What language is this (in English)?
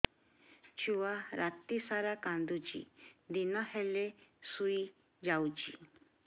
Odia